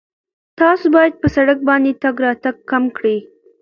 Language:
Pashto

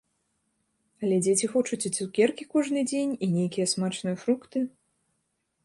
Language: Belarusian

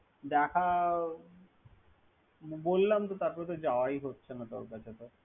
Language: Bangla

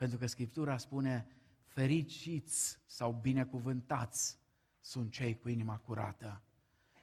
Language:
Romanian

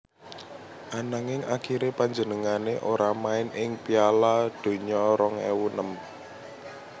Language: Javanese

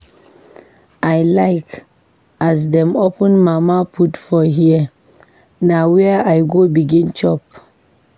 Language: Nigerian Pidgin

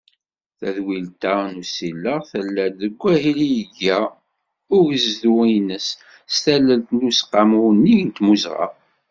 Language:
Kabyle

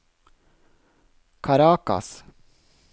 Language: Norwegian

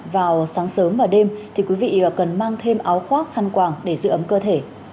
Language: Vietnamese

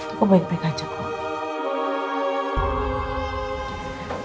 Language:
Indonesian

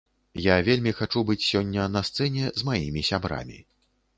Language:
Belarusian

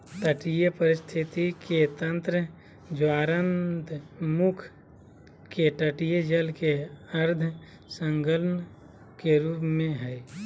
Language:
Magahi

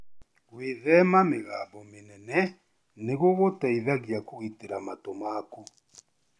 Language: Kikuyu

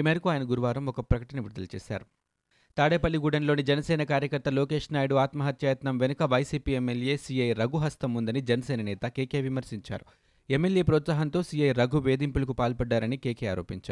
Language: Telugu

